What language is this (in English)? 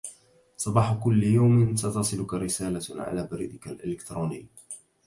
Arabic